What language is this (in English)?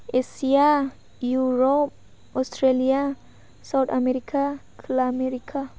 Bodo